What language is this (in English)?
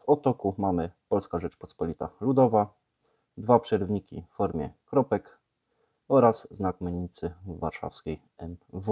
Polish